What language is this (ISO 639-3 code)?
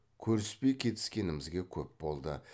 kaz